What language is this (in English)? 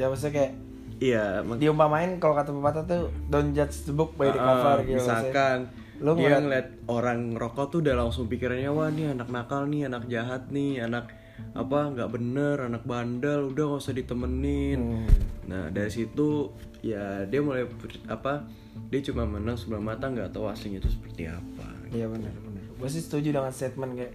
Indonesian